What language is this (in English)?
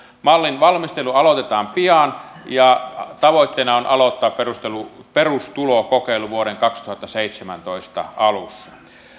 Finnish